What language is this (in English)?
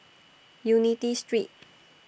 English